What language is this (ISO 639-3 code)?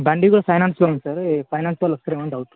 tel